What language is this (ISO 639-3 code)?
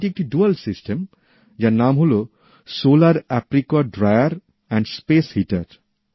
ben